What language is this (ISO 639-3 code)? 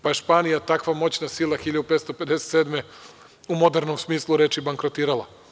srp